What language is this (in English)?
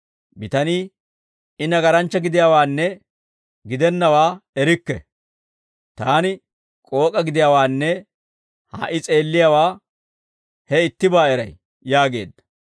Dawro